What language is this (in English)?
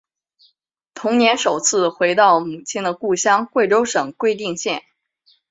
Chinese